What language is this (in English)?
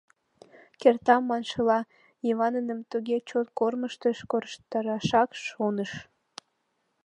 Mari